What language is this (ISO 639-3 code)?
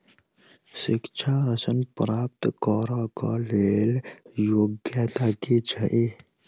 mai